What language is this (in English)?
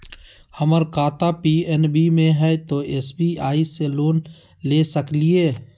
Magahi